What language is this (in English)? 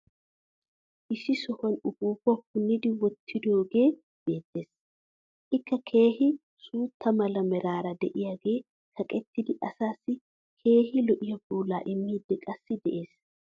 Wolaytta